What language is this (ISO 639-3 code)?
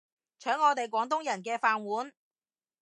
yue